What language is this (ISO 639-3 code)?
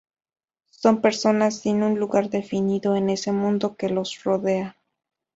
spa